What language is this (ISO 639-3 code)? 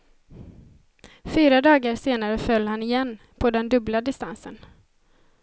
swe